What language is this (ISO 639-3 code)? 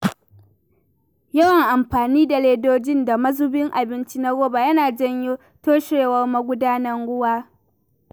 hau